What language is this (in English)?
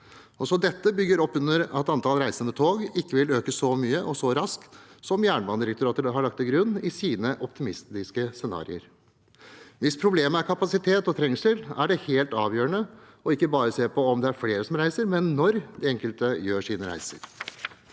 Norwegian